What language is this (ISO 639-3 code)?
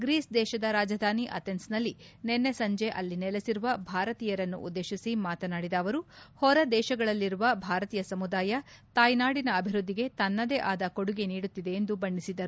kan